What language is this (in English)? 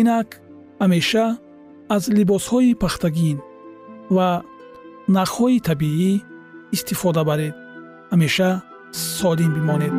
Persian